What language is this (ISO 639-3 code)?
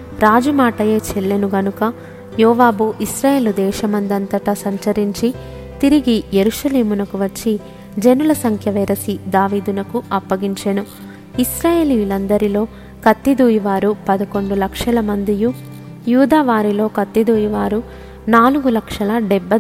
tel